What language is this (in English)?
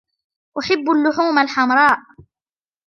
Arabic